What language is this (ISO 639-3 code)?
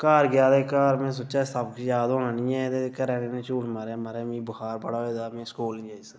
doi